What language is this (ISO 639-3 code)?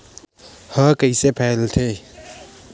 hne